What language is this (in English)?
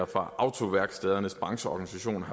Danish